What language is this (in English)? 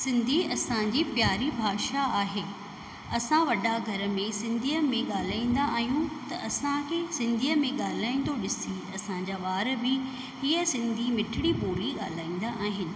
Sindhi